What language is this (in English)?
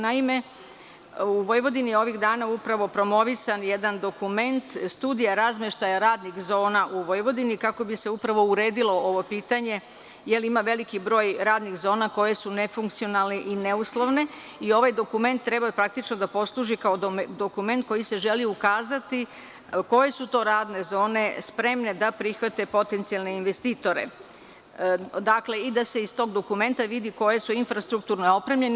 Serbian